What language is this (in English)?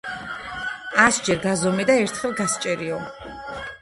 Georgian